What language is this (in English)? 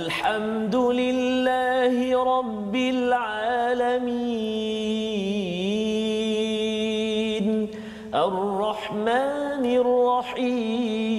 Malay